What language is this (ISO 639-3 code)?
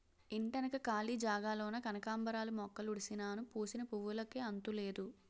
tel